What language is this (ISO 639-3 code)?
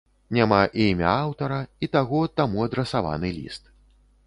bel